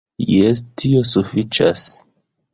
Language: Esperanto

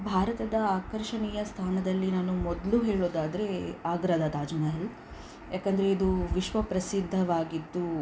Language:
Kannada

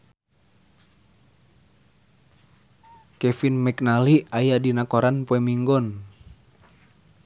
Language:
Sundanese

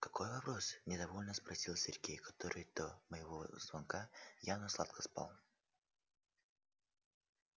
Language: Russian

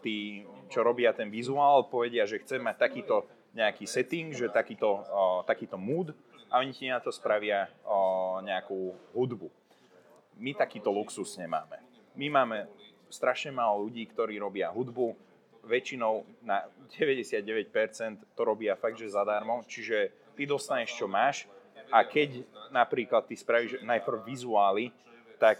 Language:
Slovak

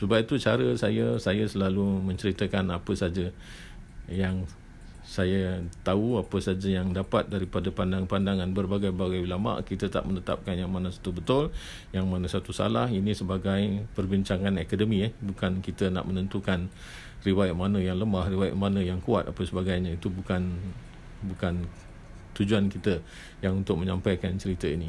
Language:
Malay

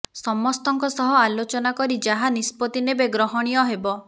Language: Odia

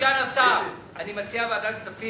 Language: Hebrew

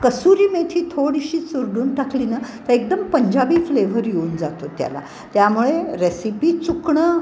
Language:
Marathi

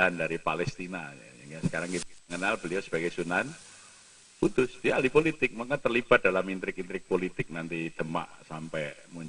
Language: Indonesian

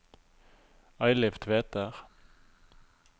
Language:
Norwegian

